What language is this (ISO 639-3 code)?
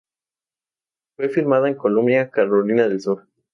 spa